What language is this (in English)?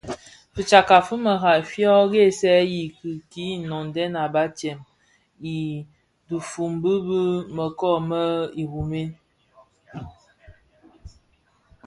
Bafia